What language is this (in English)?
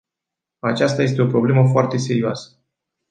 Romanian